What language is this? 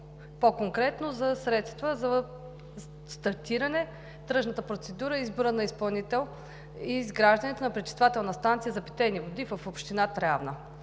Bulgarian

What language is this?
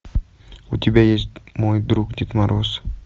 Russian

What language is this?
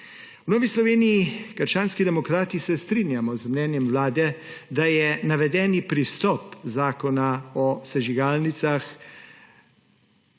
Slovenian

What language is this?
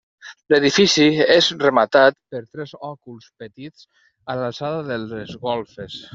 Catalan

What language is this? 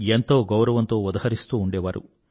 Telugu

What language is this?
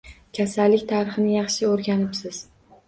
Uzbek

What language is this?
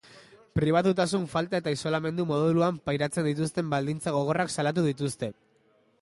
Basque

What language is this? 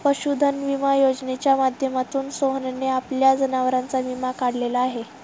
Marathi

